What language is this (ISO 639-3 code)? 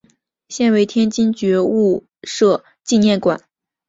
zho